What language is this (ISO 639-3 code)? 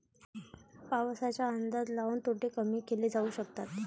mar